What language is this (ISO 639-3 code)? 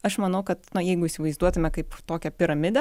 lit